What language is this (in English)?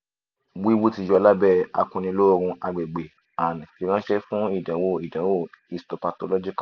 Yoruba